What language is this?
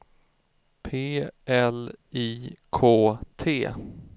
Swedish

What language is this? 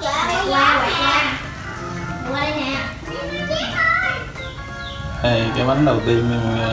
Vietnamese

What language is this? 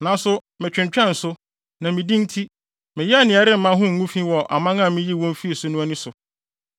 Akan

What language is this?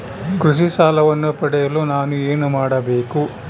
Kannada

